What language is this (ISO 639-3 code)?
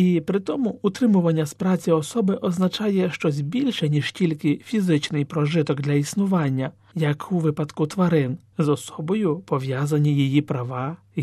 ukr